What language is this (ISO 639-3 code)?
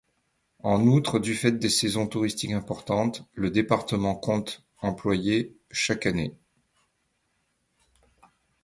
fra